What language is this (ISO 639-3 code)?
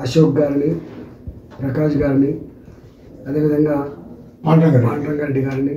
tel